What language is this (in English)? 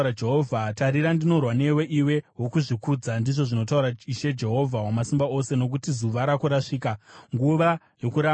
Shona